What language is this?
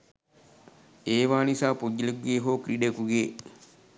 Sinhala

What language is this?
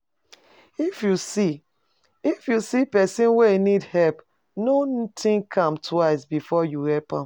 Nigerian Pidgin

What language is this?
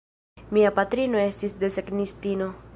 Esperanto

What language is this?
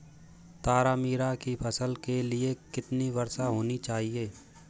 Hindi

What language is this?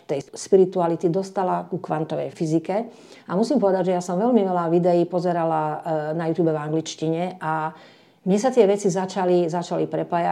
Slovak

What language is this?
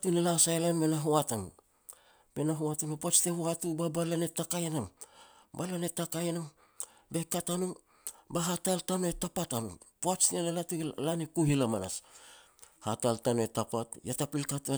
Petats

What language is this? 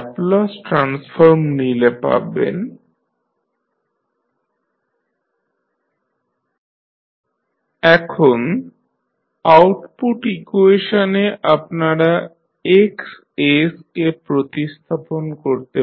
Bangla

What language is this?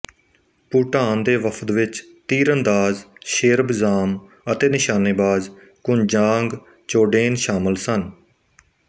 Punjabi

